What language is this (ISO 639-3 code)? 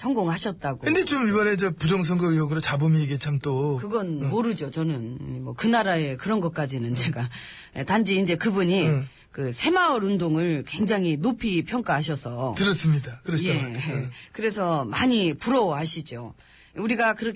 kor